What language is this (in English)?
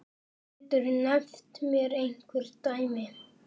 Icelandic